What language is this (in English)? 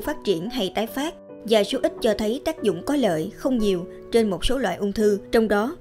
Vietnamese